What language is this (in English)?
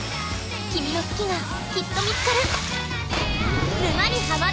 Japanese